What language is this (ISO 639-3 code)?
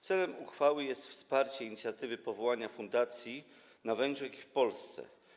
pol